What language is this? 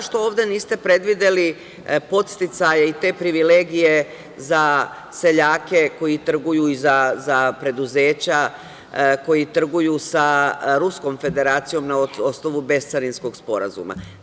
Serbian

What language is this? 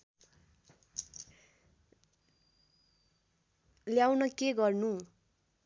Nepali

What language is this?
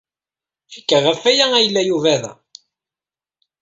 Kabyle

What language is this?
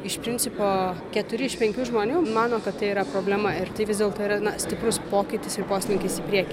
Lithuanian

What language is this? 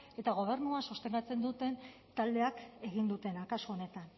Basque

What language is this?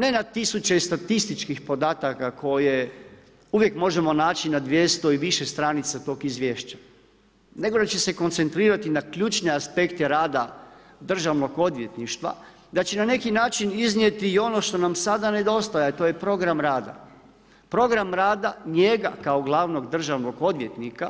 Croatian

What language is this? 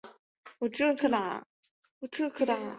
Chinese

